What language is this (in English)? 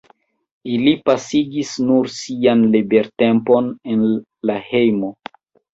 Esperanto